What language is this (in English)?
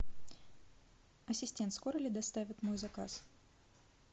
Russian